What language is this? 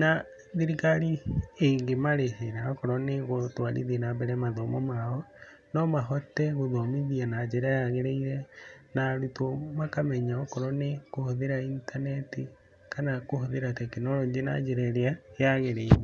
Kikuyu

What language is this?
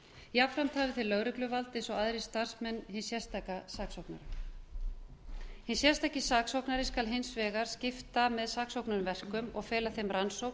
Icelandic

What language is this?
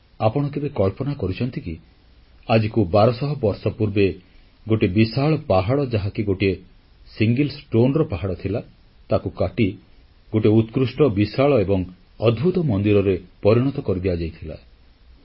Odia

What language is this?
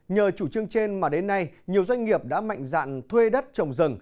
Vietnamese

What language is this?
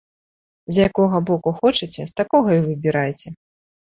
Belarusian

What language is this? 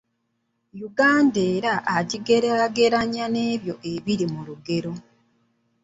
Ganda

